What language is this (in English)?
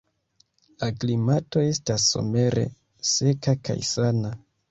Esperanto